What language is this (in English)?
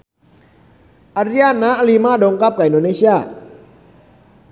Sundanese